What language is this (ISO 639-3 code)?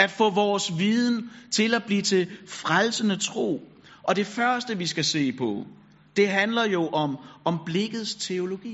dan